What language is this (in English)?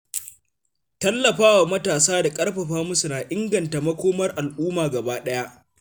Hausa